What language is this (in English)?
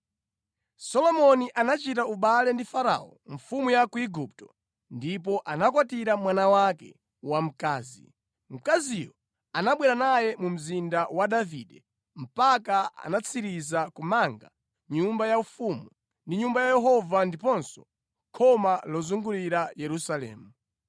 Nyanja